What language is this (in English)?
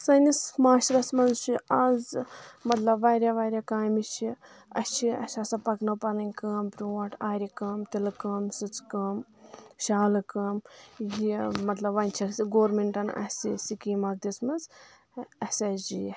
Kashmiri